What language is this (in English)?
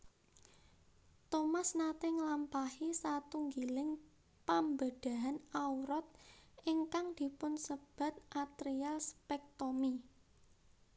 Javanese